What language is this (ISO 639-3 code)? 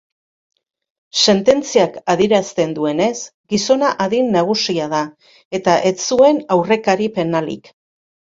eus